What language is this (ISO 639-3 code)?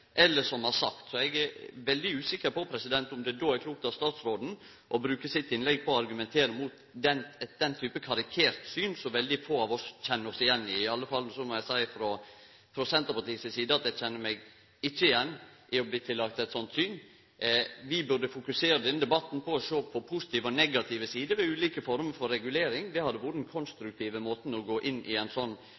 nno